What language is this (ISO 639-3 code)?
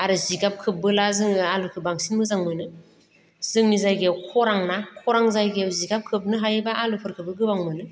brx